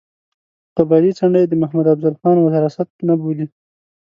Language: Pashto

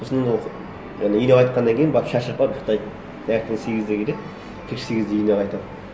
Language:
Kazakh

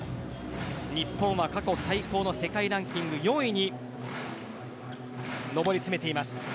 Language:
Japanese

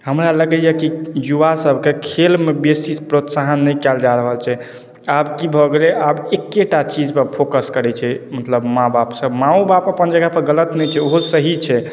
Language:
Maithili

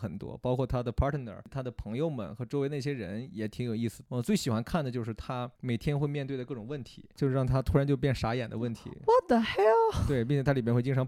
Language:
Chinese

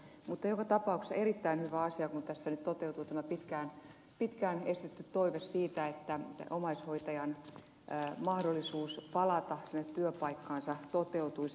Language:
Finnish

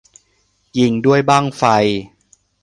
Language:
Thai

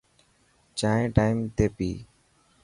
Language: Dhatki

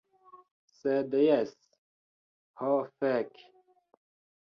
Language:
Esperanto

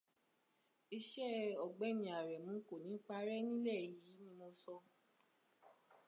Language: Yoruba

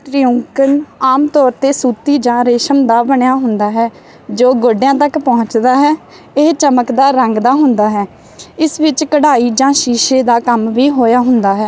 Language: Punjabi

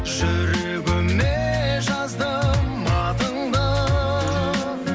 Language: Kazakh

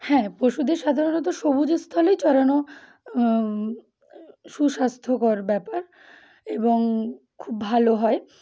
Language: Bangla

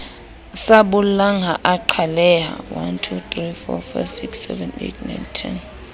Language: Southern Sotho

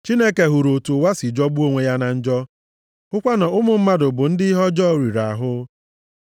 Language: Igbo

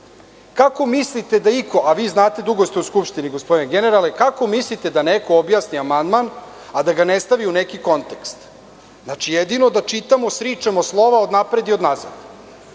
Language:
Serbian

